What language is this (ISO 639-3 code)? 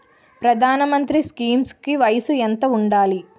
tel